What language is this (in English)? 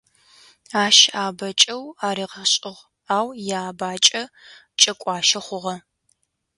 Adyghe